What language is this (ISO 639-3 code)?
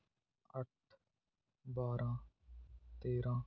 pan